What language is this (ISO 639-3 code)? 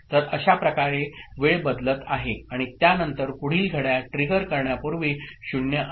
mar